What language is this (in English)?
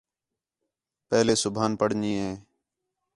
Khetrani